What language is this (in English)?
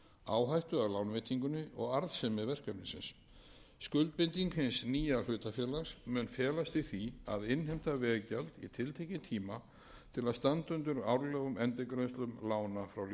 Icelandic